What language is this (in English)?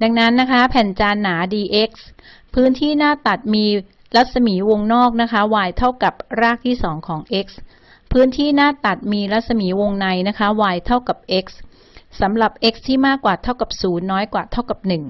Thai